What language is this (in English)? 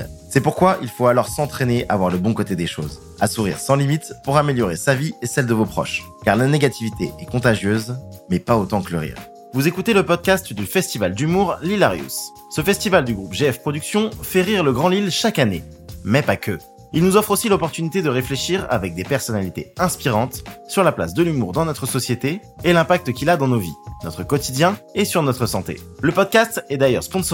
French